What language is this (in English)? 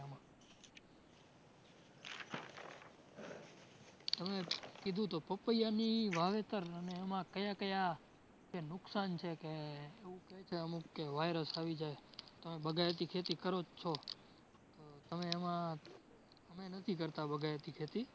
Gujarati